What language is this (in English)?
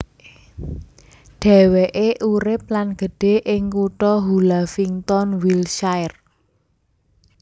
Javanese